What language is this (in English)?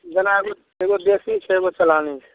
Maithili